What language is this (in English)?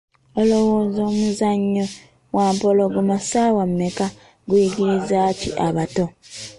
Ganda